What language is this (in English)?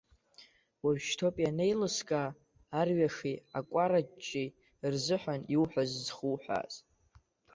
Abkhazian